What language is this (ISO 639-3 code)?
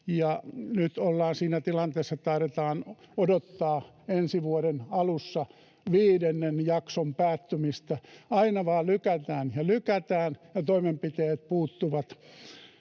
fin